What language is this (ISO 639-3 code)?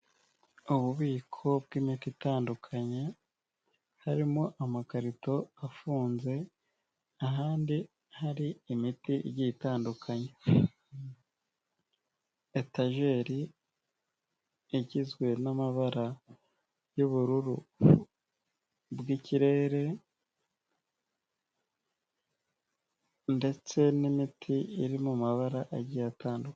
kin